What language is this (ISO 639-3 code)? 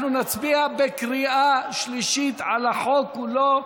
heb